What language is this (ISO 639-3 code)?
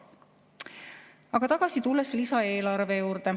est